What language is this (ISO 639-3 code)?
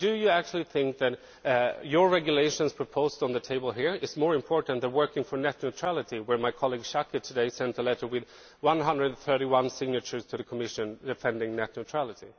eng